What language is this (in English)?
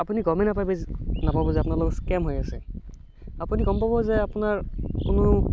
Assamese